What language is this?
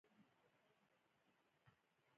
Pashto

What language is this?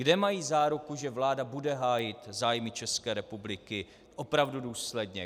Czech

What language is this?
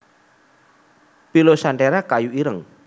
Javanese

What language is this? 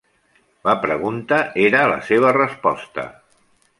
Catalan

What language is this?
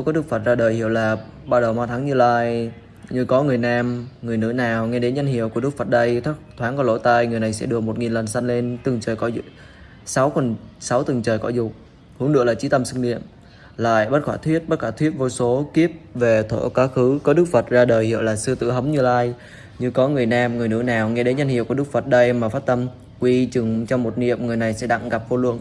Vietnamese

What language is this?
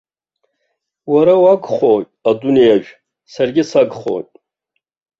Abkhazian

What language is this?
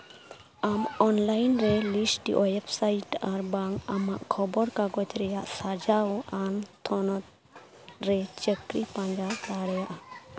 Santali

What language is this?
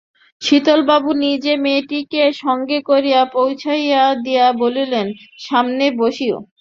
Bangla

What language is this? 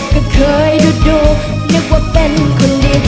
Thai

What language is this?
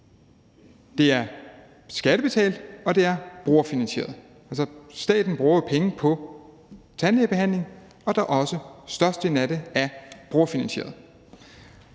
Danish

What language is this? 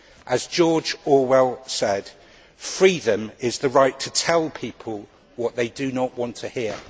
English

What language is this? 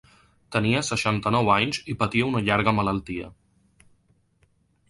Catalan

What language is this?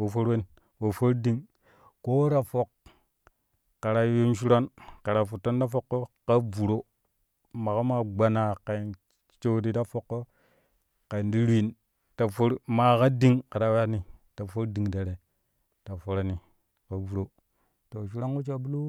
Kushi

